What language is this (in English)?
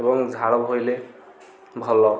Odia